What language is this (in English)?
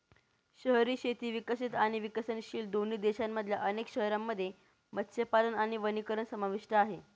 Marathi